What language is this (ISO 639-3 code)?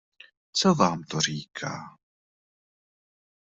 ces